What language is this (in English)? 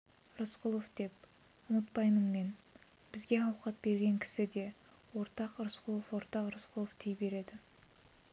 Kazakh